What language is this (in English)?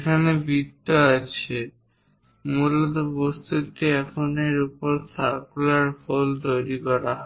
Bangla